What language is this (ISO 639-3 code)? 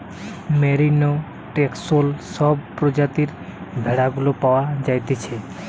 ben